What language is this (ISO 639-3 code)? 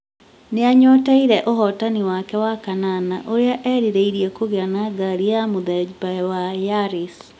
kik